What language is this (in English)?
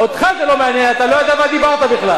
Hebrew